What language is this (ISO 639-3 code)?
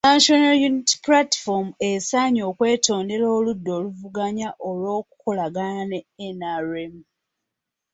lug